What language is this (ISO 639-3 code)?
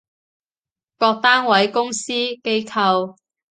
yue